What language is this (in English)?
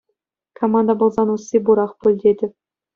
Chuvash